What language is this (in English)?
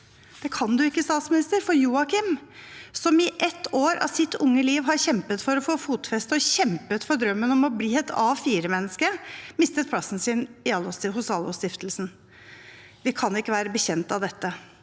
Norwegian